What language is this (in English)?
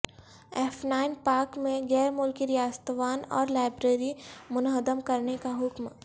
Urdu